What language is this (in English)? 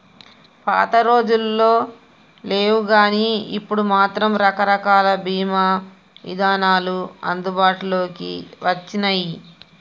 Telugu